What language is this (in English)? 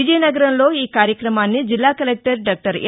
Telugu